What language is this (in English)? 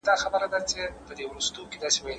Pashto